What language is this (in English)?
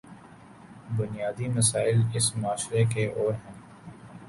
Urdu